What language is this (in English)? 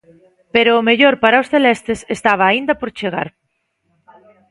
Galician